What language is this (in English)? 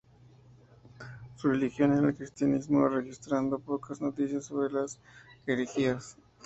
Spanish